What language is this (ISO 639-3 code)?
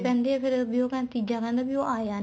pan